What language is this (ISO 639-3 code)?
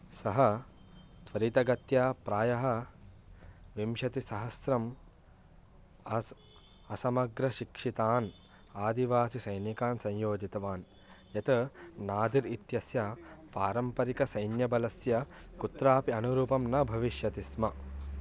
san